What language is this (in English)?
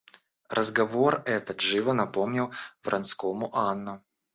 Russian